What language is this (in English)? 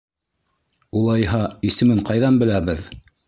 Bashkir